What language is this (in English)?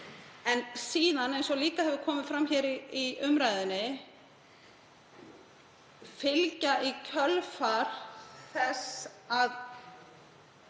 Icelandic